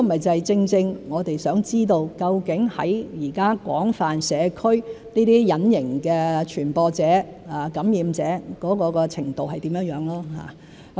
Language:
Cantonese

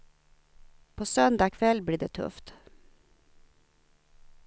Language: Swedish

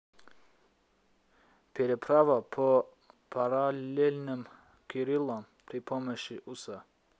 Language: Russian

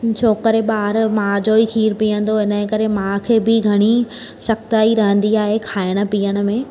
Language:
Sindhi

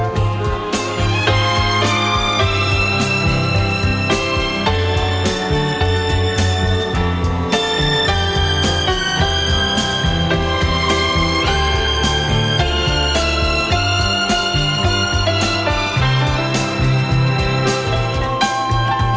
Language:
Vietnamese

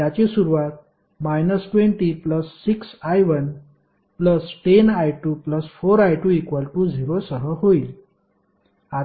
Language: Marathi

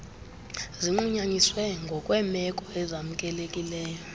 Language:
Xhosa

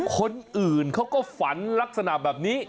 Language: Thai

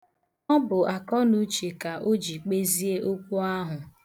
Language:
Igbo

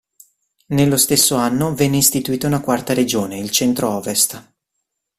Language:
Italian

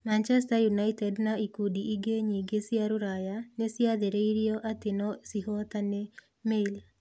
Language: Kikuyu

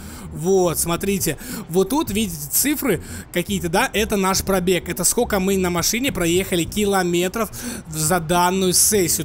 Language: Russian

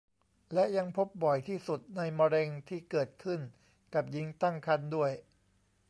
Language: Thai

